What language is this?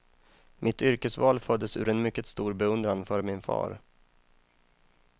Swedish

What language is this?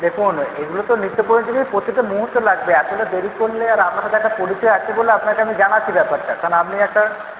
Bangla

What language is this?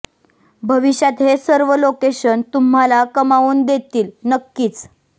Marathi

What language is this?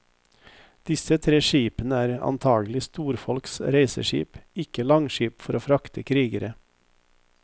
Norwegian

